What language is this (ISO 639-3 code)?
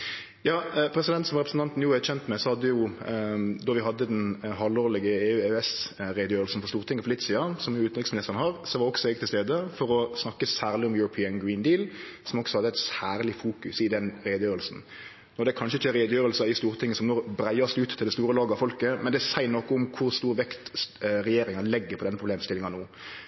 nno